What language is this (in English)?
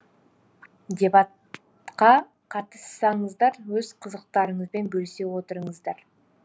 Kazakh